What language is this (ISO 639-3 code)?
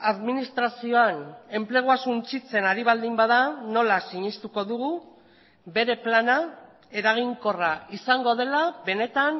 eus